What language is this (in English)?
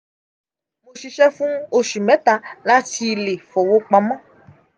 Yoruba